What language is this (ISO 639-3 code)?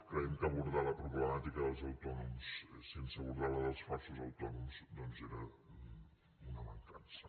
cat